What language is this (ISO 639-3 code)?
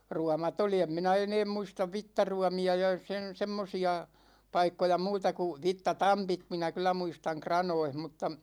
fin